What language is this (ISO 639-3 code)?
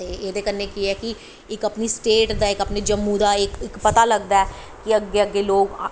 doi